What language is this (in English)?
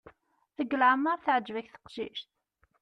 Kabyle